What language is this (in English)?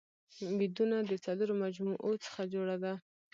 Pashto